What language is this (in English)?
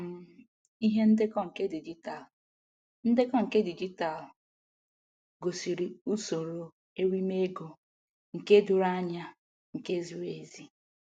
Igbo